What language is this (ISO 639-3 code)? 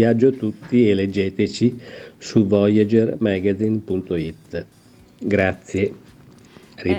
ita